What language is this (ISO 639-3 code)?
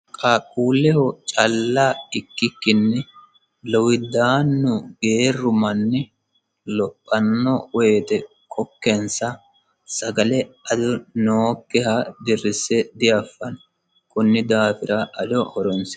sid